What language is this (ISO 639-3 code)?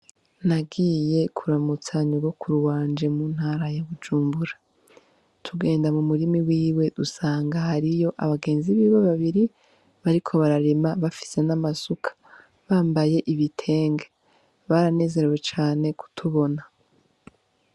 run